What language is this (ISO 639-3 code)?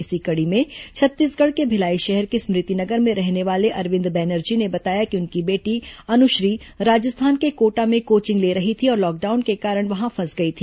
hin